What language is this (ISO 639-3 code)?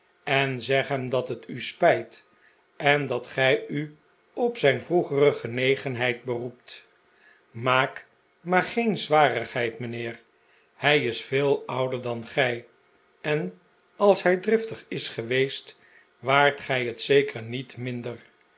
nld